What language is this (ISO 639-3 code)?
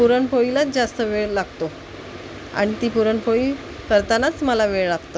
mar